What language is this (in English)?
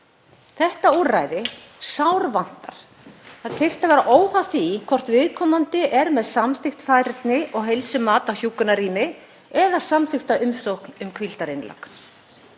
Icelandic